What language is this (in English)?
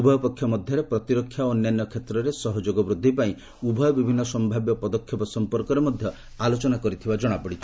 Odia